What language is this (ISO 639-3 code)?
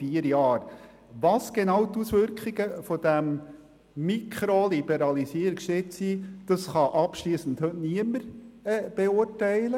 gsw